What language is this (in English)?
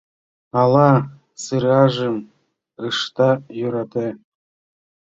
Mari